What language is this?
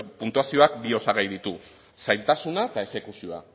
Basque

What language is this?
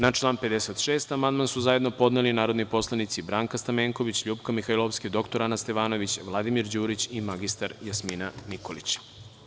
Serbian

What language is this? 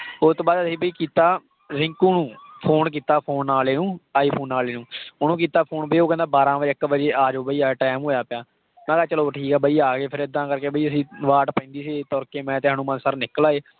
Punjabi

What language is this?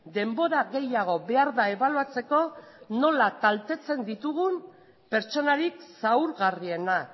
Basque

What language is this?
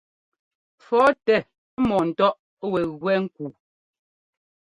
Ngomba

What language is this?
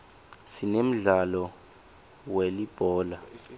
Swati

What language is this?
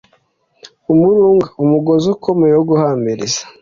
Kinyarwanda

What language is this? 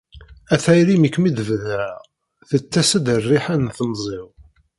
Kabyle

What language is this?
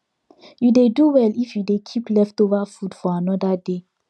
Nigerian Pidgin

